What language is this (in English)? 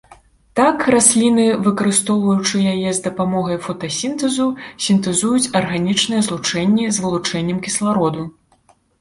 Belarusian